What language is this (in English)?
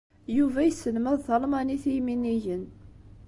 Kabyle